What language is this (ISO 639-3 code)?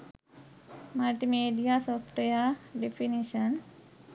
sin